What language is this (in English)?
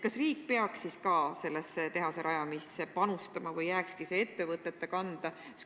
Estonian